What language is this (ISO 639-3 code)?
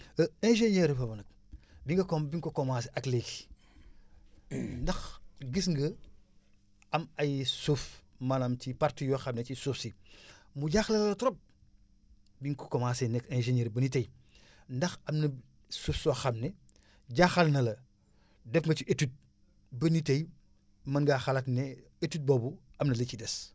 wol